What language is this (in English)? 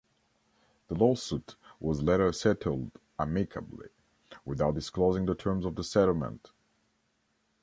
English